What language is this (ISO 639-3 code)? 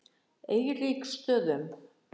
isl